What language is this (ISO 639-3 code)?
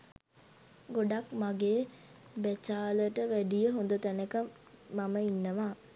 sin